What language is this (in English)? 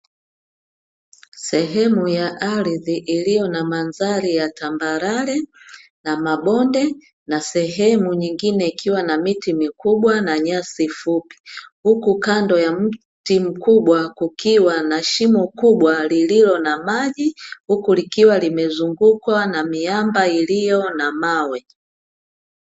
Swahili